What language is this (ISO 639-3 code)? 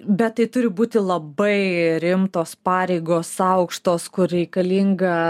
lit